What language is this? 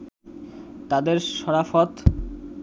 Bangla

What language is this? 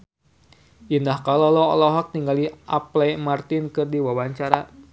Sundanese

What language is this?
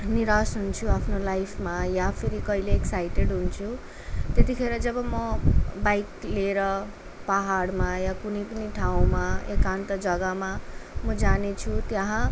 Nepali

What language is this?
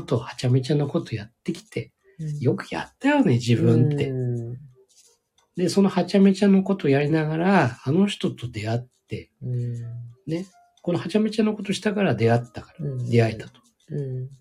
Japanese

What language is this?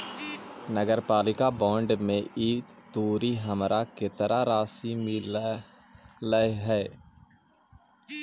Magahi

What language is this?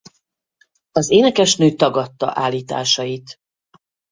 Hungarian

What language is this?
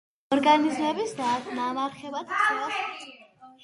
Georgian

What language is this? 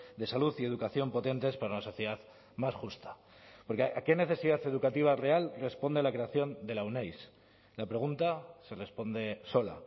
Spanish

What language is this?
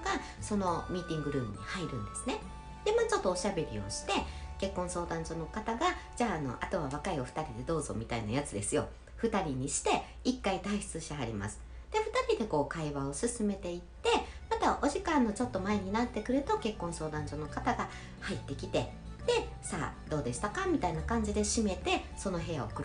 Japanese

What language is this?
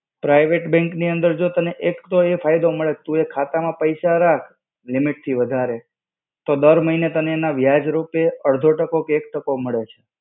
Gujarati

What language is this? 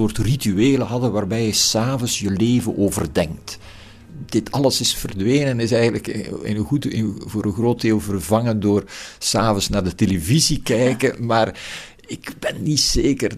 Dutch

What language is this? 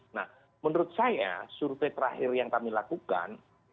Indonesian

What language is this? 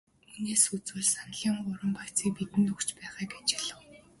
Mongolian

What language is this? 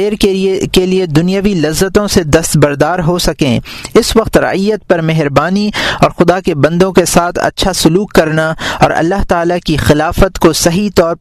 Urdu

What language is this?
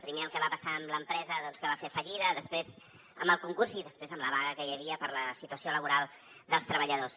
Catalan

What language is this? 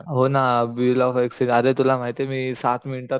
Marathi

